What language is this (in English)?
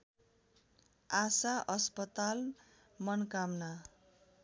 Nepali